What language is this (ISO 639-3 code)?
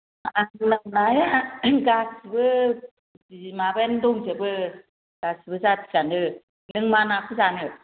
brx